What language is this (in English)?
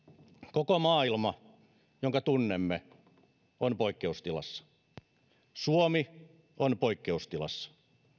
Finnish